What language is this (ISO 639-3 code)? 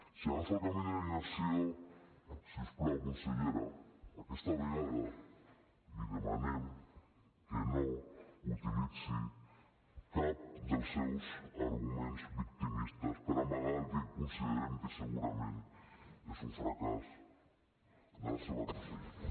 cat